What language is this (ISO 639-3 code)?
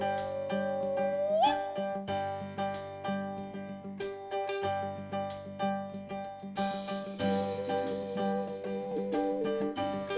tha